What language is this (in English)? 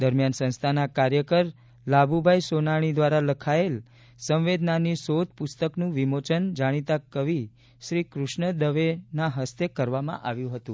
Gujarati